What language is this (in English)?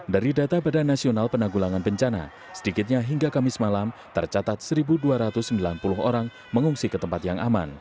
Indonesian